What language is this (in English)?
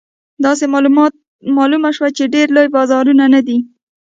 Pashto